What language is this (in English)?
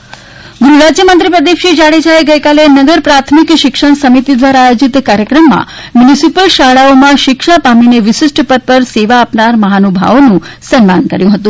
Gujarati